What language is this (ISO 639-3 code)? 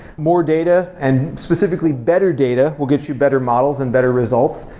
eng